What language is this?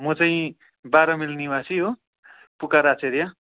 Nepali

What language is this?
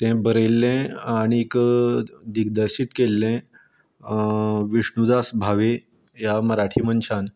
Konkani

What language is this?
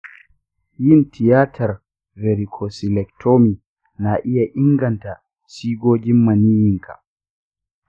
Hausa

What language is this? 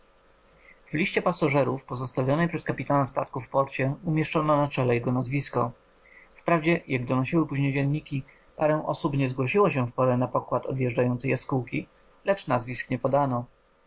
Polish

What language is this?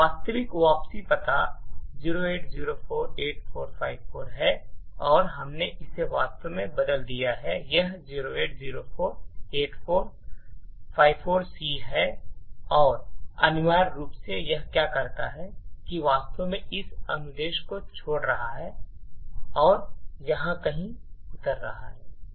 Hindi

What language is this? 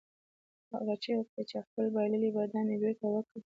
Pashto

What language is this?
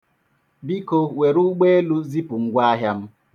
Igbo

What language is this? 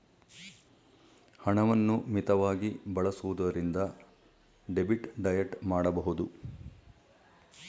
Kannada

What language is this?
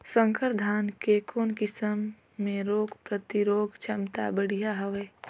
Chhattisgarhi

